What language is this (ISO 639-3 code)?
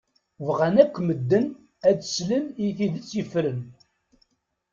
kab